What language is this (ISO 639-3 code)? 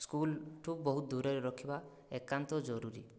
ori